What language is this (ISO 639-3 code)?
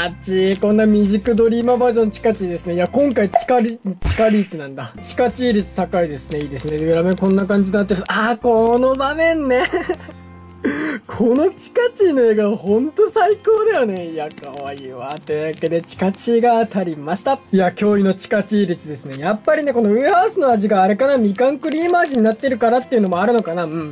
jpn